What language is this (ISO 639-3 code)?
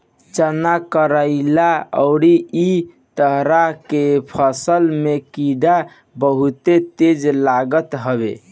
bho